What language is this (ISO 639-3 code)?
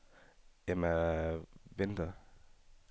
dan